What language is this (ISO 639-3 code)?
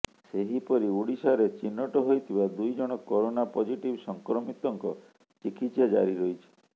ori